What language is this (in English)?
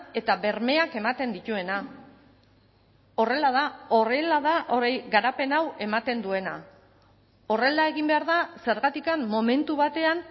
Basque